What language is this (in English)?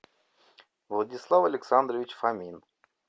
Russian